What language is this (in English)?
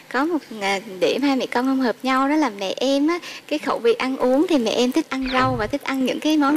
Vietnamese